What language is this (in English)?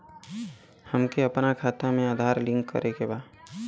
Bhojpuri